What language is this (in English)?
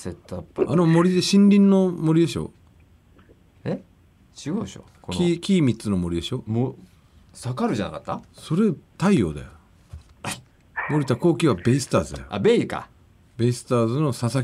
Japanese